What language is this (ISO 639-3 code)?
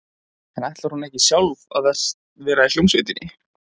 isl